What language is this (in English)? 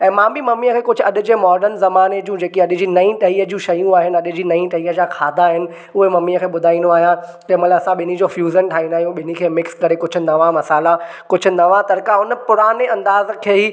Sindhi